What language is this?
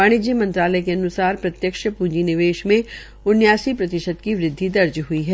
Hindi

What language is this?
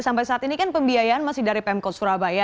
Indonesian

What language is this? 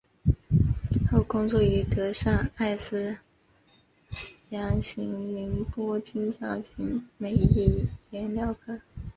Chinese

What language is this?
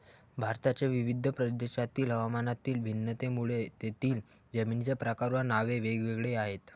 Marathi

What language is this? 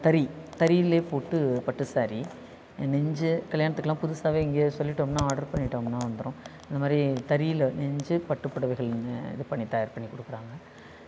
Tamil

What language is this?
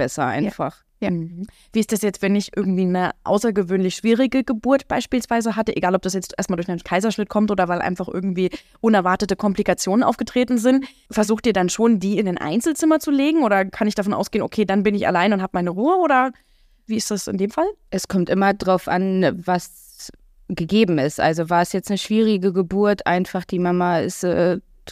German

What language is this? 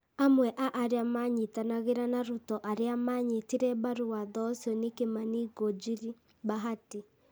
Kikuyu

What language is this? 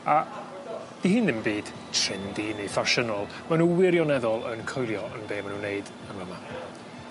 Welsh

